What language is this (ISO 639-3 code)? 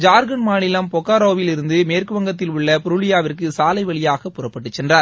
tam